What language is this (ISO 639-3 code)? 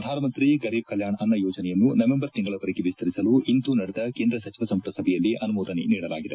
kan